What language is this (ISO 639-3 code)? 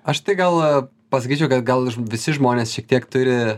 lit